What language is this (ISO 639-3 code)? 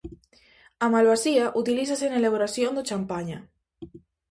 glg